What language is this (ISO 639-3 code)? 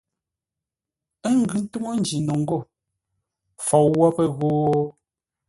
nla